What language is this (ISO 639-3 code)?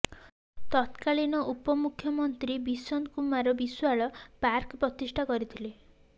ori